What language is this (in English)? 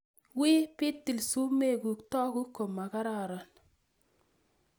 Kalenjin